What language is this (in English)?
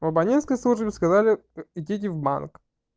Russian